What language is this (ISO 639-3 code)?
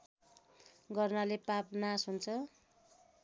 nep